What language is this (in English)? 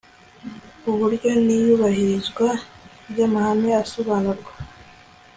Kinyarwanda